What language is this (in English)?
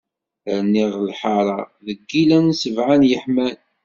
Kabyle